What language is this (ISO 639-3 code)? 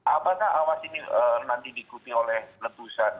ind